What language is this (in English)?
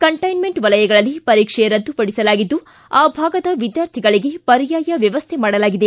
Kannada